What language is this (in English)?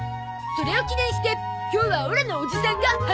Japanese